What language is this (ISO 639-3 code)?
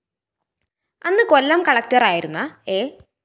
mal